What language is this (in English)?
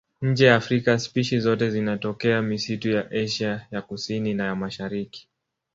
Swahili